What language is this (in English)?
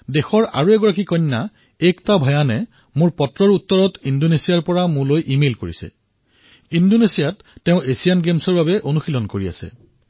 Assamese